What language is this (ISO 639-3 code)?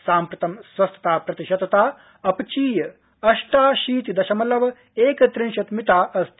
san